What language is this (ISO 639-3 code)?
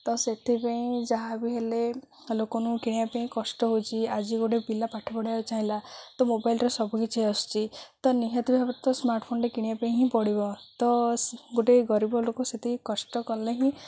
ori